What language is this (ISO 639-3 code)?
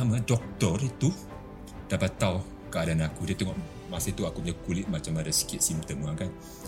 msa